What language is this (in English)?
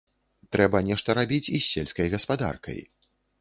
Belarusian